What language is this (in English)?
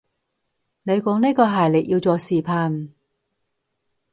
Cantonese